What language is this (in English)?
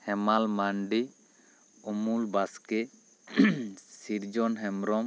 Santali